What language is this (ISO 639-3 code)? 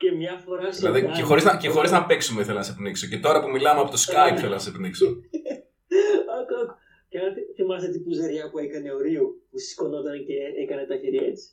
ell